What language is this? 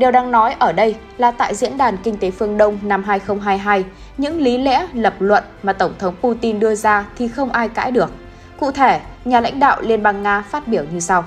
Vietnamese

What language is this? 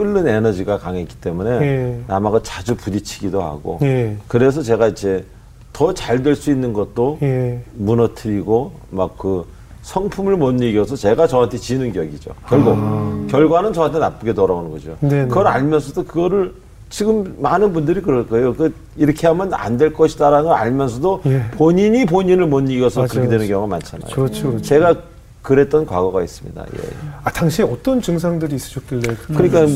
Korean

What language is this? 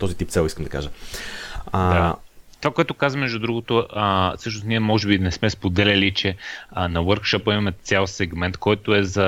Bulgarian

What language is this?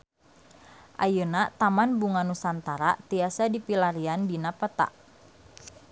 Sundanese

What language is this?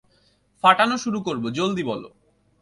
Bangla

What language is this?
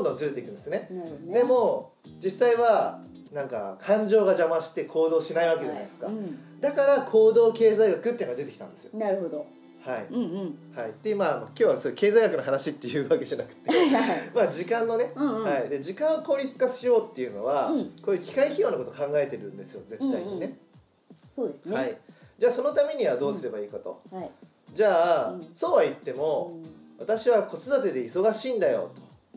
Japanese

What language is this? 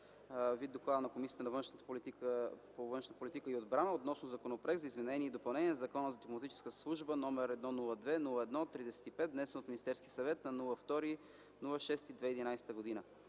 Bulgarian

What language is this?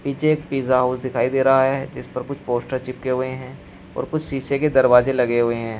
Hindi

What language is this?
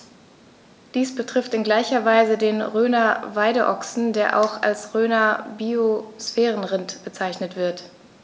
German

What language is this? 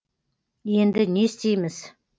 Kazakh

